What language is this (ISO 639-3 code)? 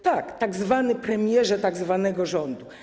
pol